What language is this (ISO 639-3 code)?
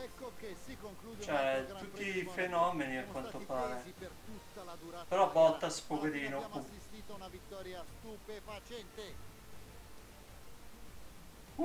ita